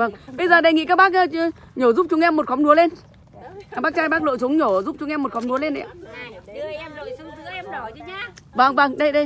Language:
Vietnamese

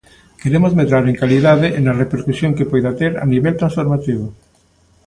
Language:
Galician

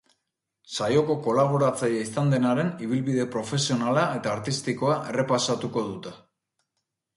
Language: Basque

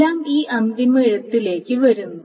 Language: Malayalam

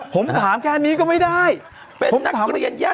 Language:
Thai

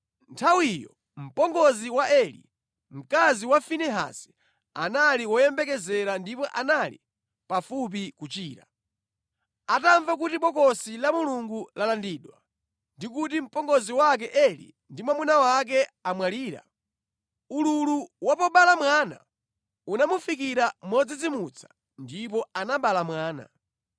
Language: Nyanja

